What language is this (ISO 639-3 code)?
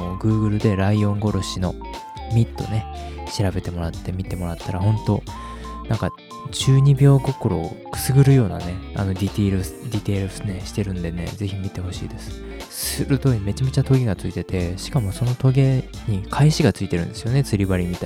jpn